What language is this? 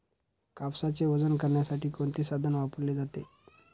Marathi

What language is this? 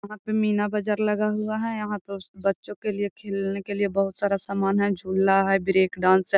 Magahi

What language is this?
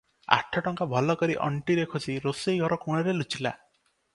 Odia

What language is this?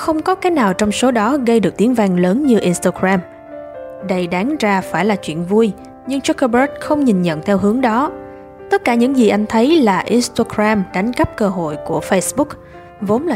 Vietnamese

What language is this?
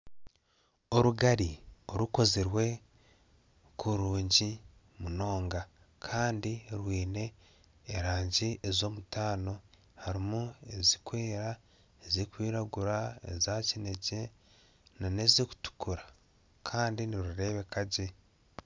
Nyankole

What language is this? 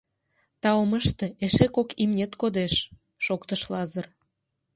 Mari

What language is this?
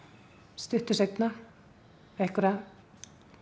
Icelandic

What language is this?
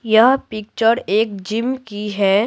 Hindi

